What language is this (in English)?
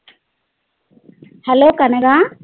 Tamil